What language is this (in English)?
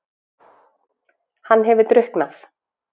Icelandic